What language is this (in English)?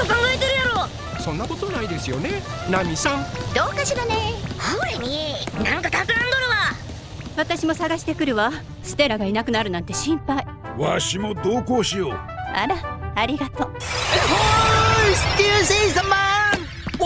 Japanese